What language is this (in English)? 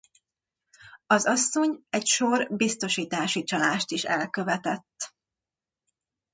Hungarian